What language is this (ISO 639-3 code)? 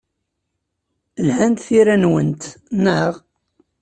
kab